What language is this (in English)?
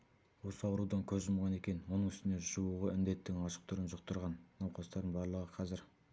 Kazakh